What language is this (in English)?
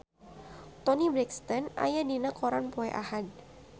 Sundanese